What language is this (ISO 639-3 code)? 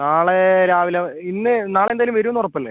mal